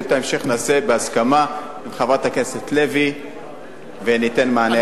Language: Hebrew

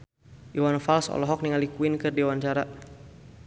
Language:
Sundanese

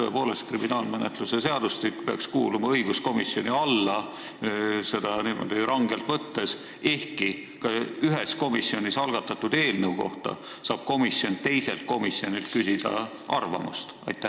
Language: Estonian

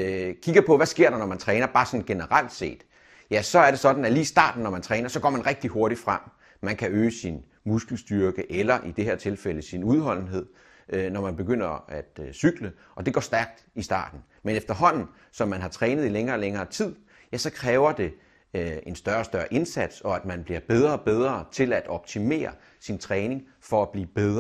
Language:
Danish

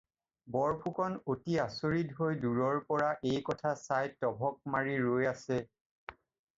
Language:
Assamese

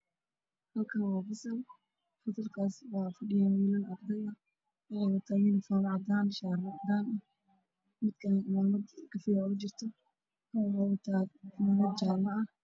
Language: Somali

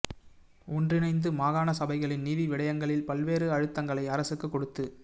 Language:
Tamil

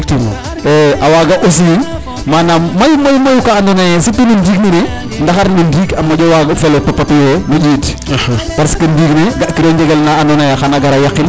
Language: Serer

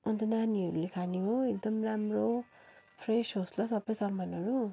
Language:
Nepali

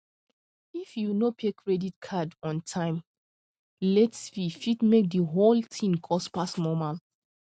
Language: Nigerian Pidgin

